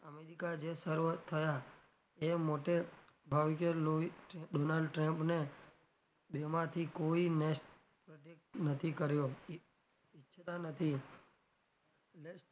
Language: Gujarati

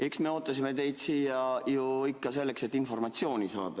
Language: Estonian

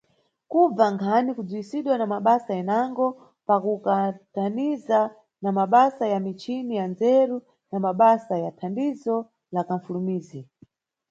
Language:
Nyungwe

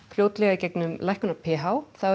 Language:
Icelandic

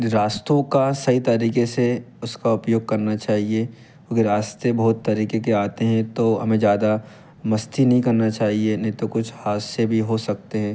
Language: Hindi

